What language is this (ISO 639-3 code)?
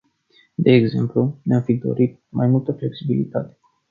ron